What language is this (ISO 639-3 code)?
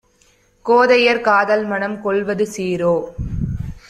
tam